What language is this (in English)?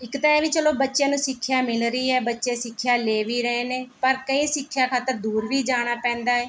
Punjabi